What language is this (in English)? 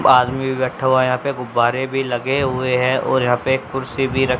Hindi